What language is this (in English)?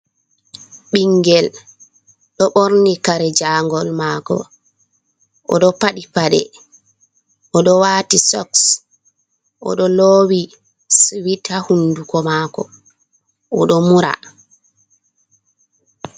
Fula